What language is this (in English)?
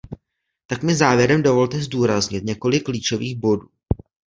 Czech